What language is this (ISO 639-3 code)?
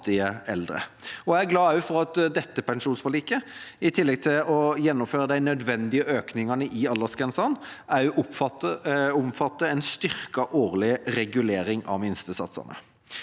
nor